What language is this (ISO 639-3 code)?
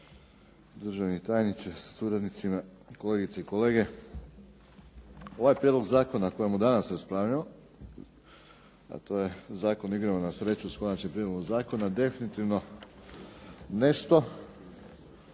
hrv